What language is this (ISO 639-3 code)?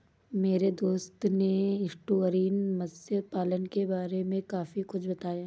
hin